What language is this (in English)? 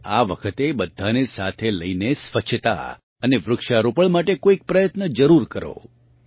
Gujarati